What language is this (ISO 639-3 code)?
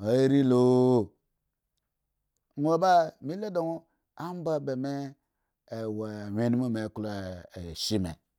ego